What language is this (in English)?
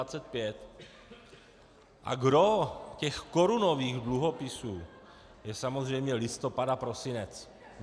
Czech